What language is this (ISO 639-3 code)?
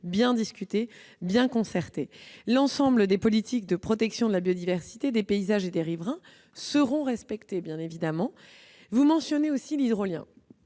fra